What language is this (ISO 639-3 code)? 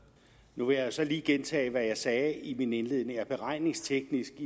dan